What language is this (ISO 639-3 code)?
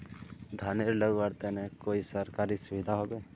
mag